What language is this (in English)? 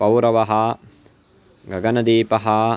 Sanskrit